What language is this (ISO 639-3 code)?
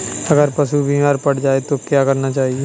hin